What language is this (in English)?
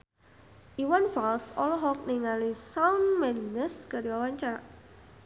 Sundanese